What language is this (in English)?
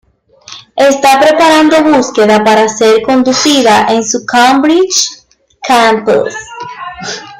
Spanish